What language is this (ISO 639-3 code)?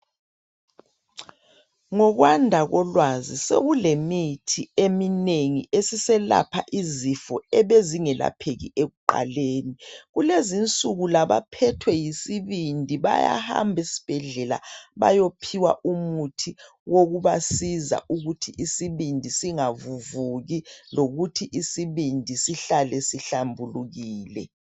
nde